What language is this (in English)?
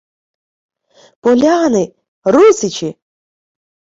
Ukrainian